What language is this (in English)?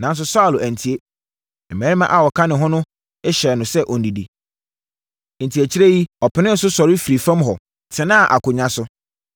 Akan